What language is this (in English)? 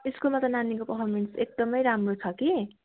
Nepali